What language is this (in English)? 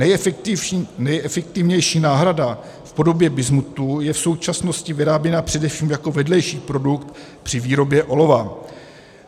Czech